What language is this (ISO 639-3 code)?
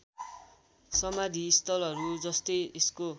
nep